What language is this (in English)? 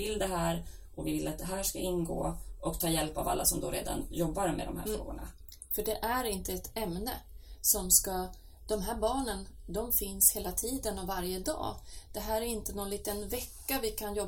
Swedish